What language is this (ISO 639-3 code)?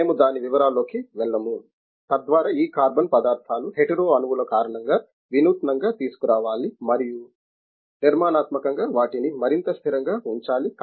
tel